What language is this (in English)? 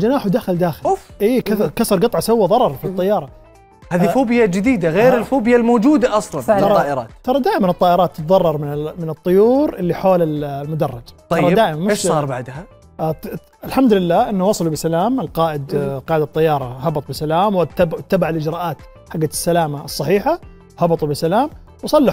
Arabic